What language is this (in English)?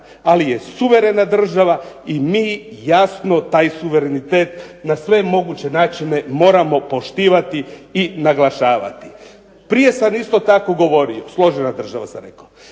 Croatian